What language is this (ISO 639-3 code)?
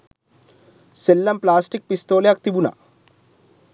sin